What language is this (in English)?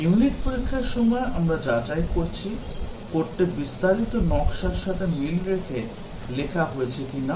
Bangla